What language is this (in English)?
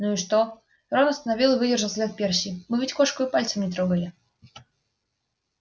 Russian